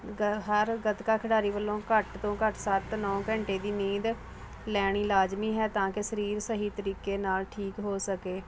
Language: Punjabi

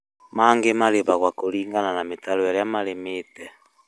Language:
Kikuyu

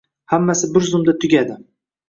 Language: Uzbek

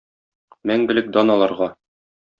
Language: Tatar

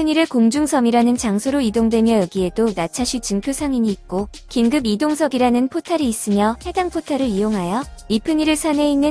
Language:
Korean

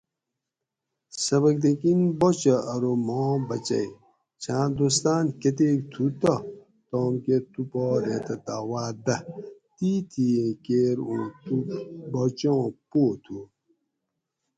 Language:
Gawri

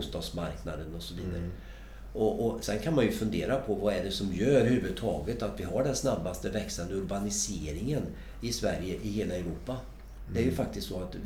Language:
Swedish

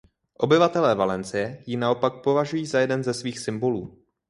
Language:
Czech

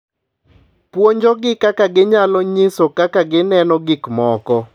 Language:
Luo (Kenya and Tanzania)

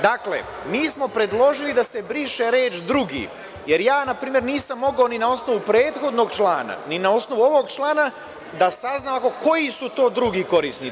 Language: Serbian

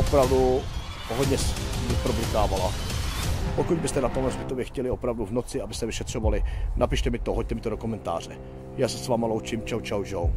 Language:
Czech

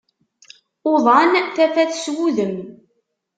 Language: Kabyle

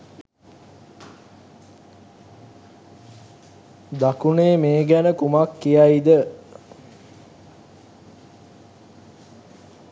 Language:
Sinhala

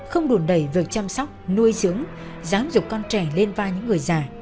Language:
Vietnamese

